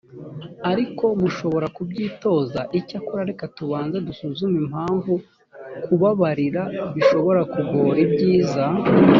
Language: Kinyarwanda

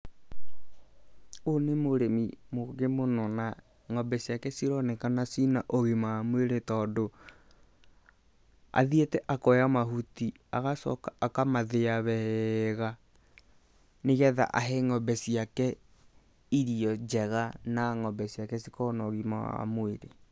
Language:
Kikuyu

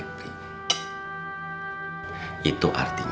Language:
Indonesian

